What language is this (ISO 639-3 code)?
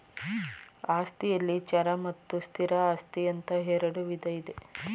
kan